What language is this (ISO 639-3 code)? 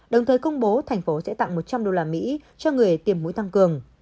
vie